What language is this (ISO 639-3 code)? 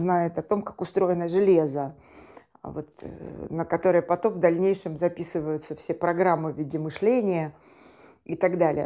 rus